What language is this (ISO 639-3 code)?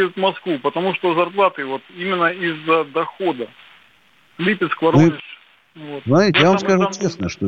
rus